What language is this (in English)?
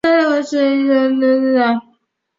Chinese